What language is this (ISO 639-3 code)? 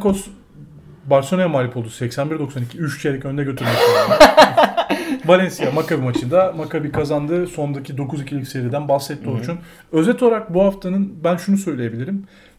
tur